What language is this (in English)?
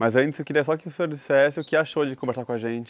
Portuguese